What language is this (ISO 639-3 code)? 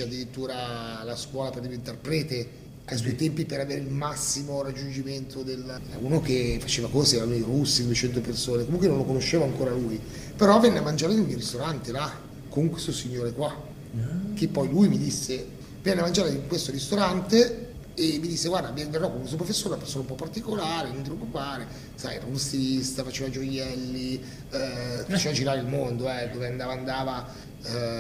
ita